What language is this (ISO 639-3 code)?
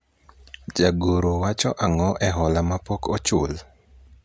luo